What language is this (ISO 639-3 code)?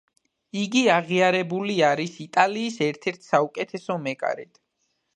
kat